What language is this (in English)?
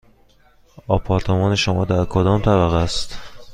Persian